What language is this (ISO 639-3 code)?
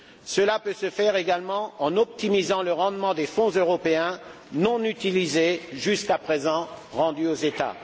fra